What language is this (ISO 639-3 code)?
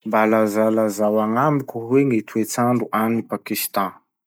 msh